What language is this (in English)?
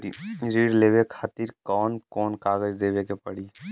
Bhojpuri